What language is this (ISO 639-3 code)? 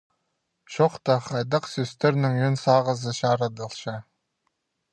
kjh